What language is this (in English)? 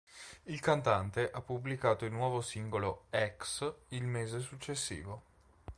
Italian